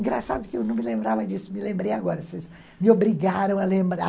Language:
Portuguese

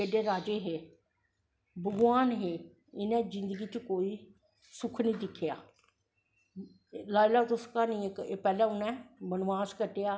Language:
Dogri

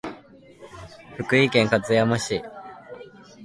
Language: Japanese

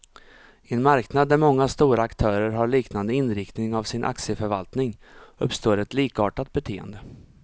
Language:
Swedish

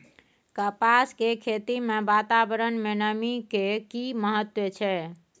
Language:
Maithili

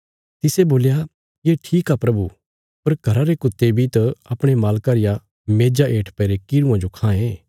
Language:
Bilaspuri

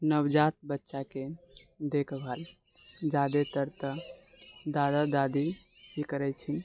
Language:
Maithili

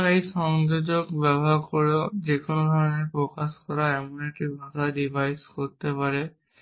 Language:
Bangla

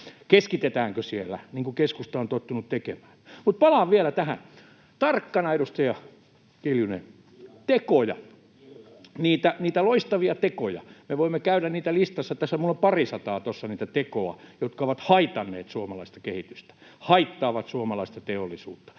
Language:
Finnish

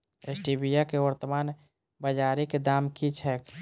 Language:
Maithili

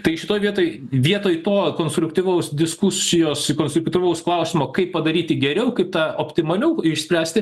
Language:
Lithuanian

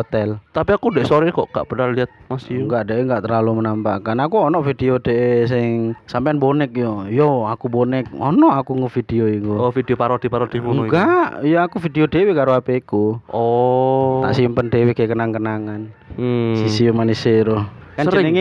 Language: Indonesian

